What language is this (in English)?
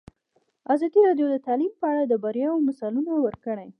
Pashto